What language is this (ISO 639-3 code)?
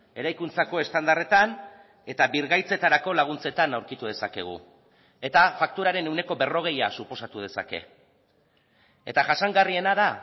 eus